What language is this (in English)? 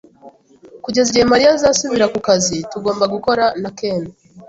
Kinyarwanda